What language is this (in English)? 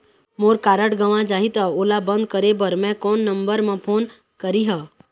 Chhattisgarhi